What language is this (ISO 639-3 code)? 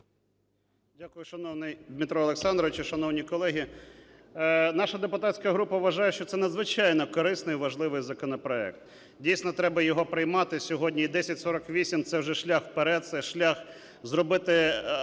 ukr